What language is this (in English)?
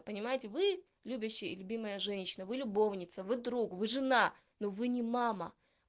Russian